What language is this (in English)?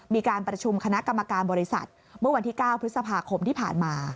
Thai